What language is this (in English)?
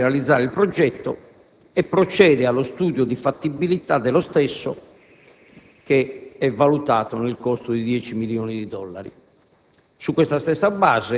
Italian